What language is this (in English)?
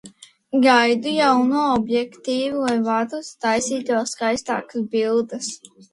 Latvian